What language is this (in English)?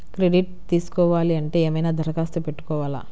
Telugu